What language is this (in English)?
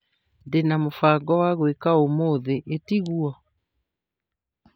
Kikuyu